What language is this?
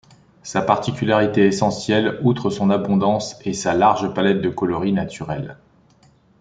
French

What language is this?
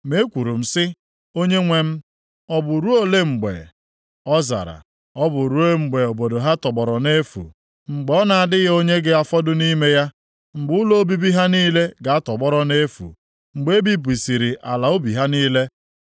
Igbo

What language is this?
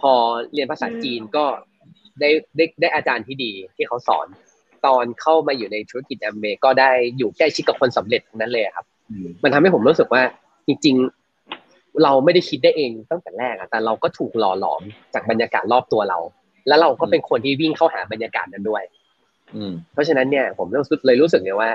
Thai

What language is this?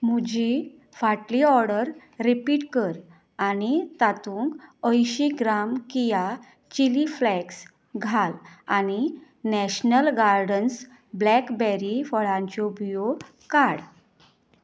Konkani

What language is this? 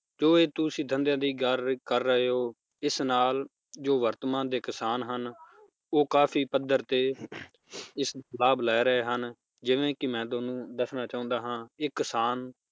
Punjabi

